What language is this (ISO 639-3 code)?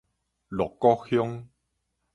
nan